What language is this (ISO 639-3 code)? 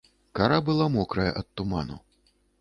bel